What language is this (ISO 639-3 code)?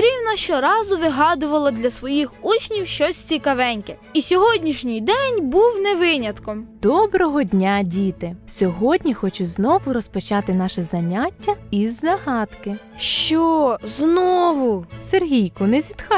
ukr